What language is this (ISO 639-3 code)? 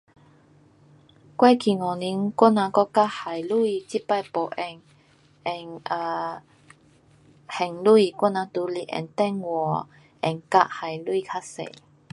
cpx